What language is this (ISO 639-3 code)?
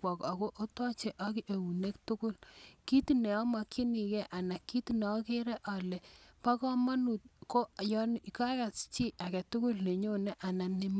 kln